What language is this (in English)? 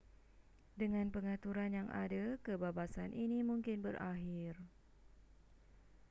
Malay